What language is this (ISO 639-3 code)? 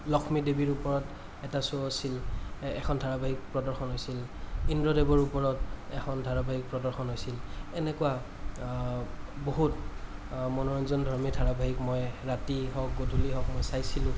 asm